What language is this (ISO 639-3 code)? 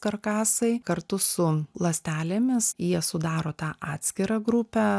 lit